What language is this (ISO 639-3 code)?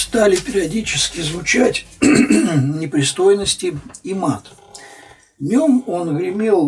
rus